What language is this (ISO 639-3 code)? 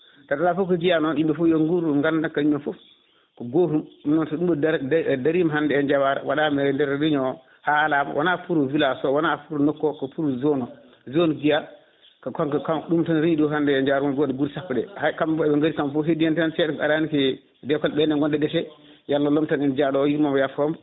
ful